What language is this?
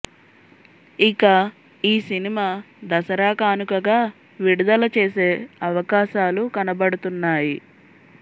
Telugu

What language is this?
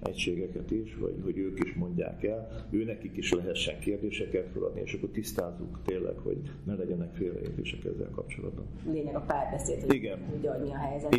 Hungarian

